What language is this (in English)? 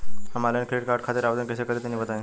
Bhojpuri